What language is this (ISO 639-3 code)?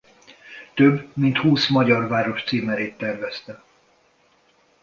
hun